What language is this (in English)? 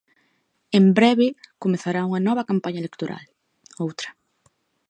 Galician